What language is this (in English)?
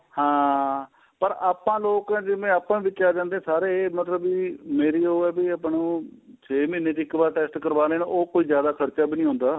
Punjabi